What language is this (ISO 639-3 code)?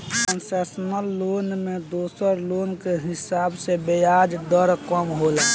bho